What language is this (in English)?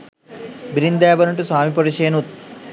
Sinhala